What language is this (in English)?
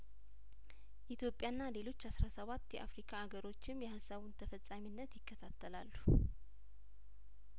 Amharic